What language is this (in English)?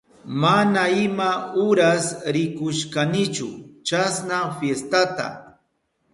Southern Pastaza Quechua